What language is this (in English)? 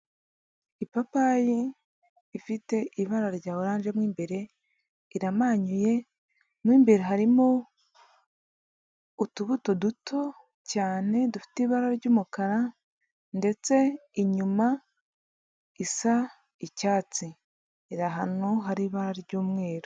Kinyarwanda